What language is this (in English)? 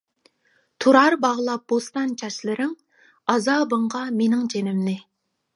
Uyghur